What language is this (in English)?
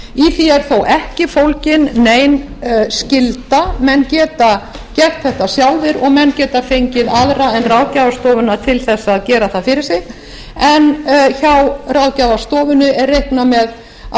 Icelandic